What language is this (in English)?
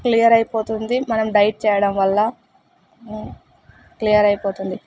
Telugu